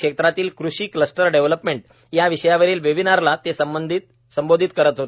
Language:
Marathi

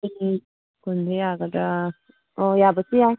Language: Manipuri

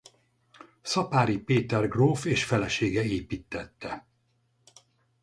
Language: Hungarian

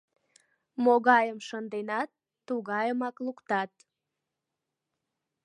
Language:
Mari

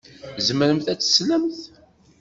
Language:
Kabyle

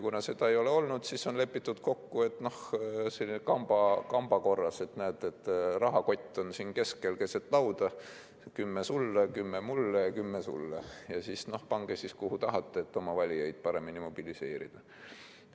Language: Estonian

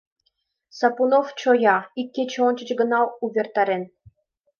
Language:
Mari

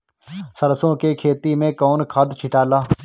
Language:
Bhojpuri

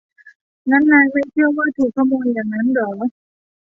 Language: Thai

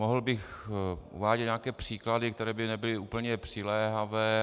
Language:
Czech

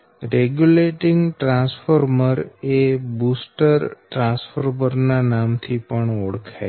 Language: Gujarati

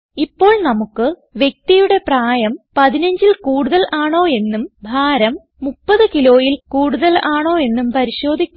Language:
Malayalam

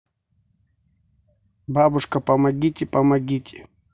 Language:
Russian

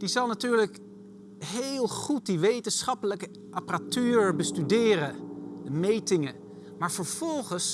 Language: Dutch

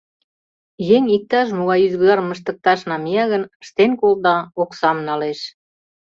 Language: Mari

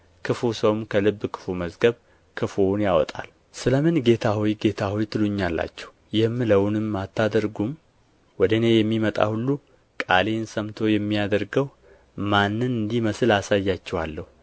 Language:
Amharic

